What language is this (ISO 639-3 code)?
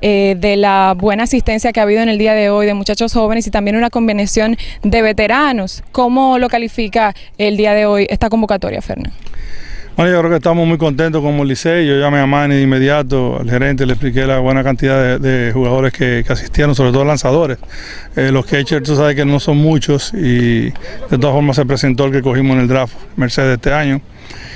spa